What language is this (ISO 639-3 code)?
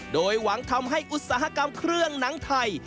tha